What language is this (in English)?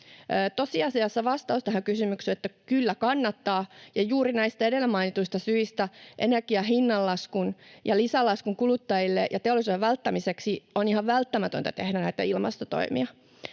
Finnish